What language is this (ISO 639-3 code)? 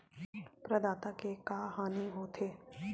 hne